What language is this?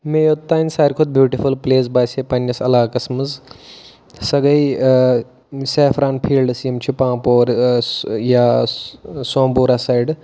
Kashmiri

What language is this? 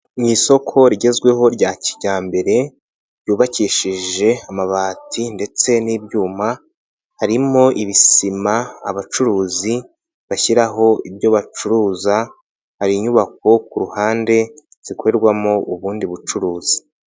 Kinyarwanda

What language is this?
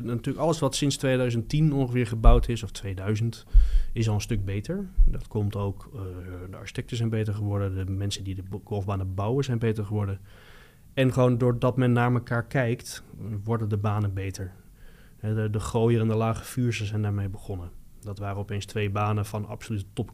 Dutch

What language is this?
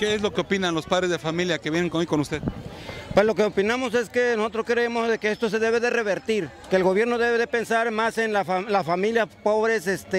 Spanish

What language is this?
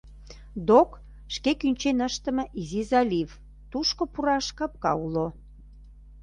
Mari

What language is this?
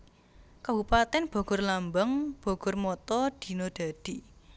Javanese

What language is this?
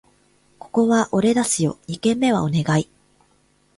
Japanese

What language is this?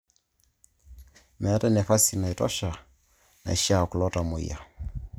Masai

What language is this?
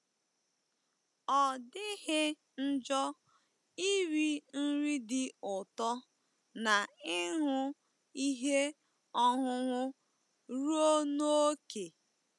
Igbo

